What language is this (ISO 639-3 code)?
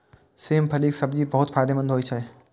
mai